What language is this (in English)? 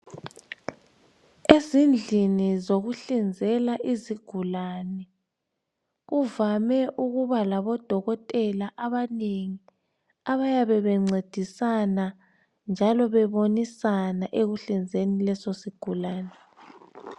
North Ndebele